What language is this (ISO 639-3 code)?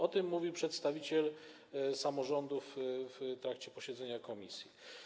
pol